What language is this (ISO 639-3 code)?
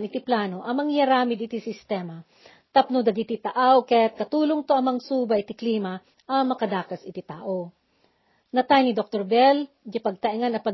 fil